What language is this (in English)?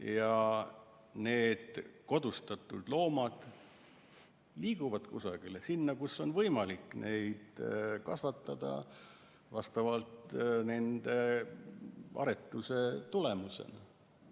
Estonian